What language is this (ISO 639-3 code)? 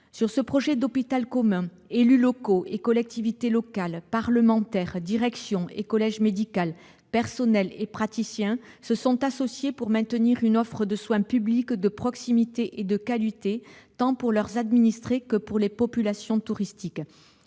fra